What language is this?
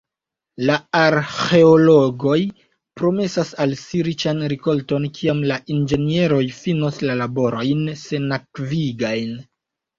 Esperanto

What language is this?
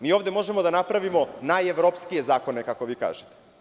Serbian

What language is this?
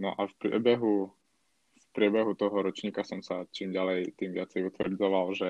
Slovak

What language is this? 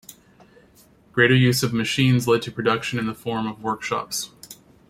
English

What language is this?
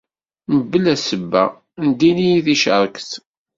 Kabyle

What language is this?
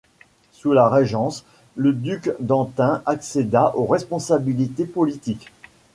French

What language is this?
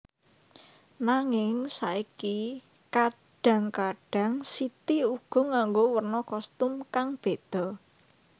Javanese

